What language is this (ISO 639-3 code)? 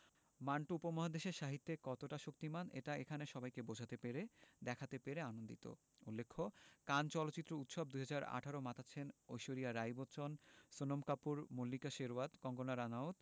ben